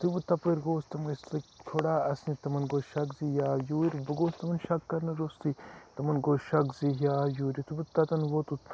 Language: Kashmiri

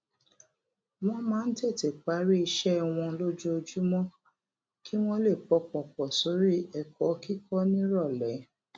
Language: Yoruba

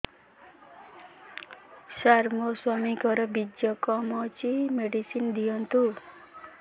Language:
Odia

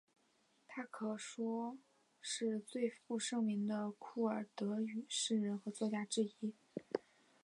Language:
Chinese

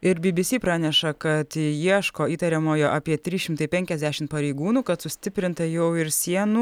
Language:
Lithuanian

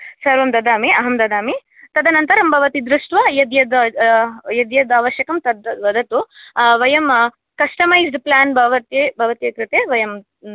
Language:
Sanskrit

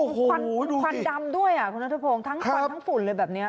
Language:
Thai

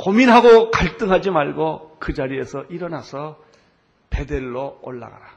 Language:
Korean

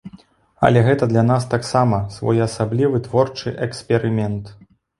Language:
Belarusian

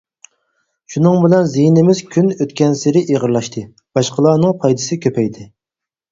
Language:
Uyghur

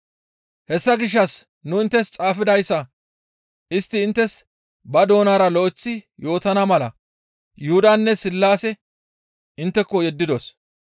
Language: Gamo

